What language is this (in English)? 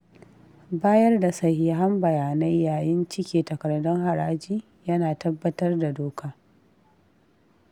Hausa